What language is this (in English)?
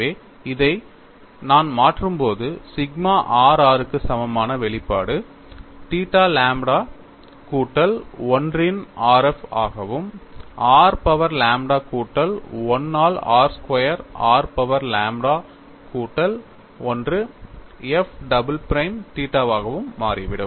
Tamil